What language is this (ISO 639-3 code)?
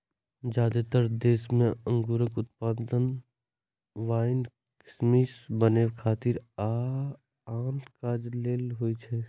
mai